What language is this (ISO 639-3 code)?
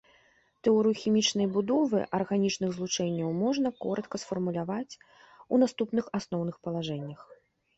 bel